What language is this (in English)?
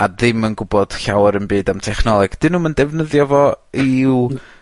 Welsh